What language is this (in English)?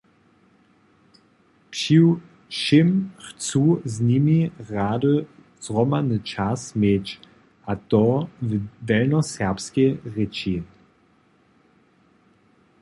Upper Sorbian